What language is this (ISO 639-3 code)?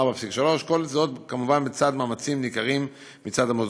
heb